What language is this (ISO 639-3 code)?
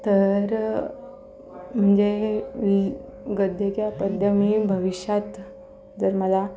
mar